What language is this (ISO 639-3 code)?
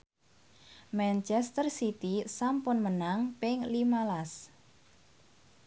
jav